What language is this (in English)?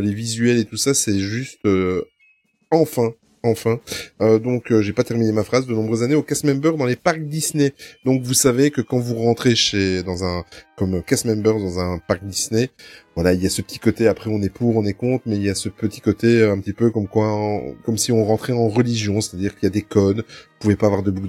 French